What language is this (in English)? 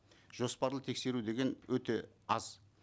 Kazakh